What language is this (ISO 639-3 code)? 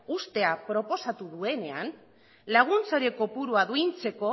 eus